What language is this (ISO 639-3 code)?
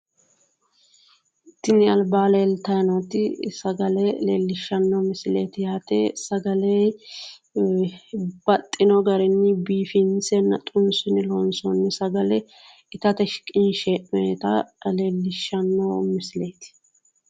sid